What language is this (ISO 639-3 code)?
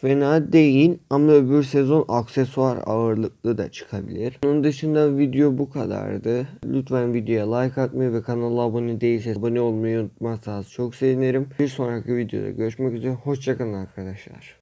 tur